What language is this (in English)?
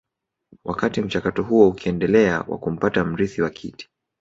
Swahili